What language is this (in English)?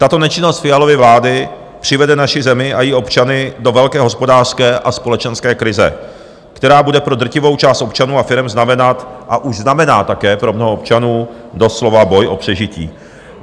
Czech